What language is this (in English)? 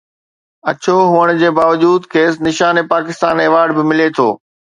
Sindhi